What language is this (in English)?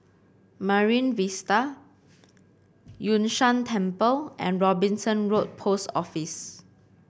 English